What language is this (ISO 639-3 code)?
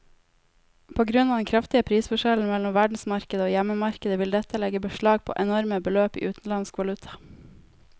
nor